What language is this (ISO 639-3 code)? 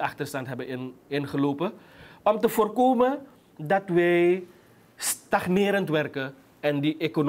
nld